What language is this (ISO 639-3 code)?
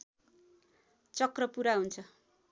nep